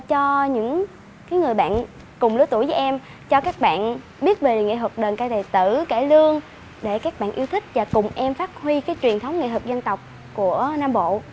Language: Vietnamese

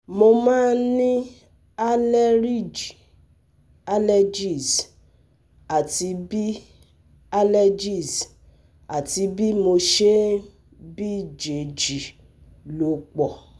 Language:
Yoruba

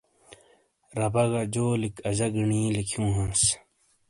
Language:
Shina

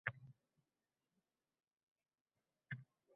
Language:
Uzbek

